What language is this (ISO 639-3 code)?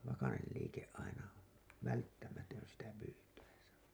fin